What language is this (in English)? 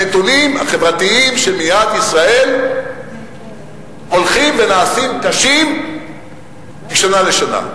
Hebrew